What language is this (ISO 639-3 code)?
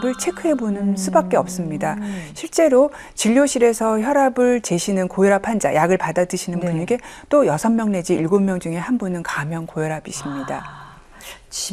kor